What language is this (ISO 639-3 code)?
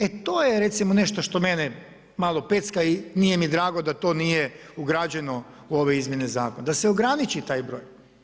hrv